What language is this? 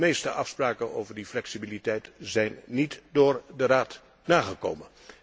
Dutch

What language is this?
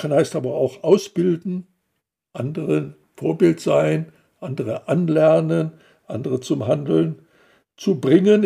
German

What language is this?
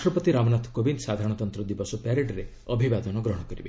Odia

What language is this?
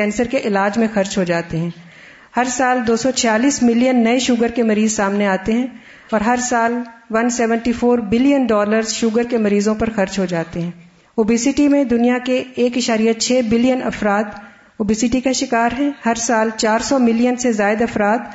Urdu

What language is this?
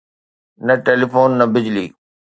Sindhi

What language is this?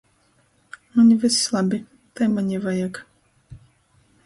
Latgalian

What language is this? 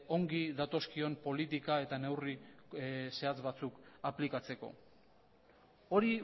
Basque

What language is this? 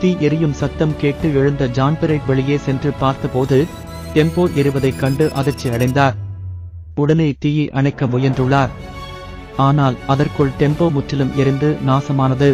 Romanian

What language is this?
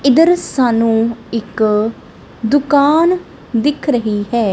Punjabi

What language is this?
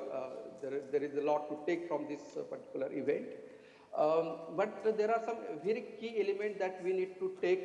English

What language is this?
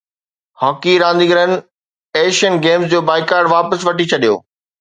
Sindhi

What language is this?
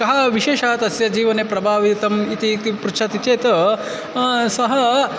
Sanskrit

